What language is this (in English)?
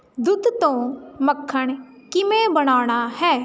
Punjabi